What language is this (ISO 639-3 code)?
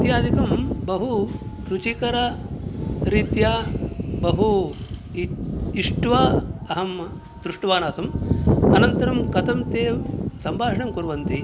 san